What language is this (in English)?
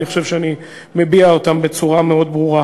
Hebrew